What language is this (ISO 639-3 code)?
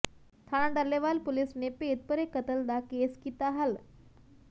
pan